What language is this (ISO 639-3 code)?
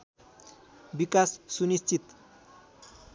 nep